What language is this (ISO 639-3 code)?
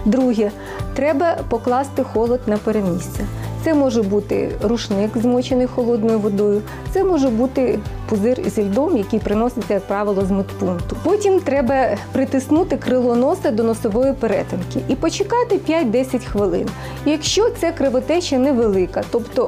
ukr